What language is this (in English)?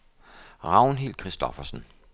Danish